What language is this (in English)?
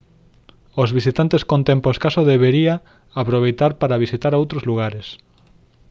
Galician